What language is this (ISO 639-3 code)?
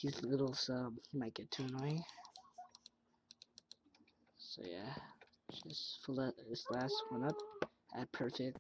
eng